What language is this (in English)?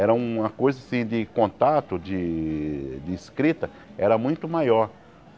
Portuguese